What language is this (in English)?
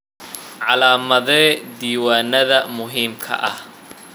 Somali